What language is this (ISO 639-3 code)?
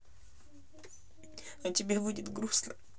rus